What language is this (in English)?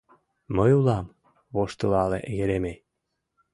Mari